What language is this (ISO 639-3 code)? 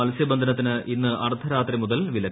mal